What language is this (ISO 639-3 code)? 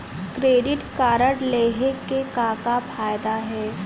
hne